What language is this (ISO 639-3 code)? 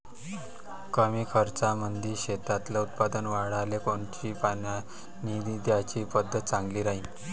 mar